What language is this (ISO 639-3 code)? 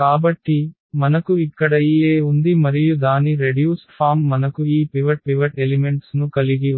tel